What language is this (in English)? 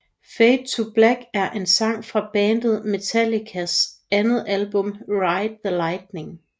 Danish